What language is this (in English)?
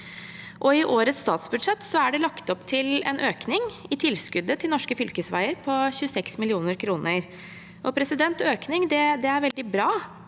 Norwegian